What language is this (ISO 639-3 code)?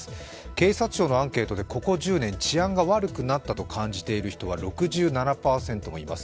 jpn